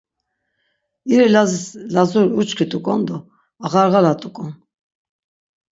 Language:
Laz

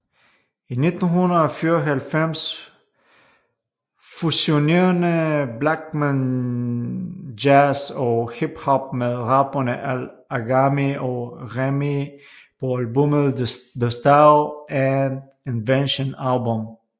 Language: Danish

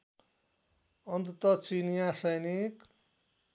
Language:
Nepali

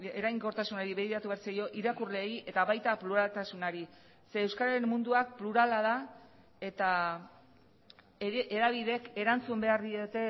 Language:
Basque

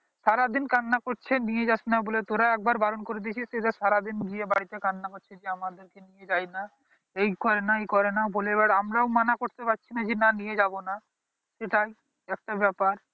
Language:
Bangla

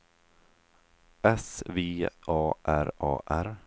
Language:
Swedish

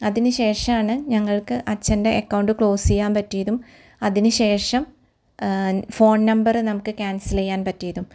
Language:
Malayalam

